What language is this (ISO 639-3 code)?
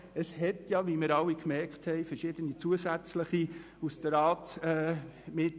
gsw